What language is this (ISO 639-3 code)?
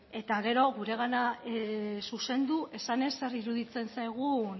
eus